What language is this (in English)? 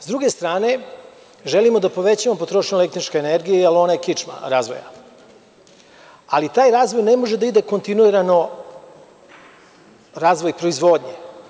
Serbian